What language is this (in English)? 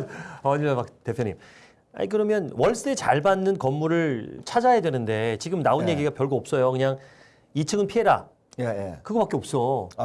Korean